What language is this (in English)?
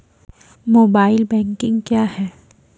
Maithili